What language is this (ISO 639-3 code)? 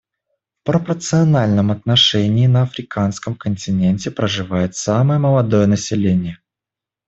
rus